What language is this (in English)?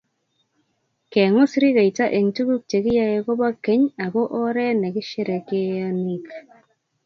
Kalenjin